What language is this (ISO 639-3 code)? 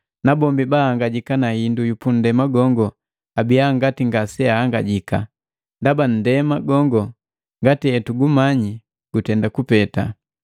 mgv